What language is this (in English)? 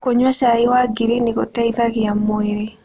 Kikuyu